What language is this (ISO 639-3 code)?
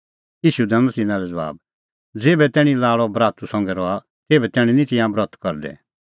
kfx